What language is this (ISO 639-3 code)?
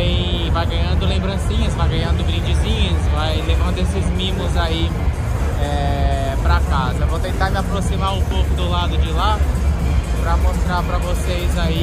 por